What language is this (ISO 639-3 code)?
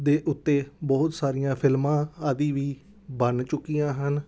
pan